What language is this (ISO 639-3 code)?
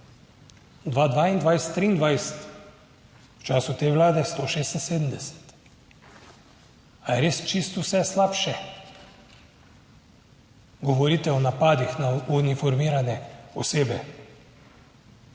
slv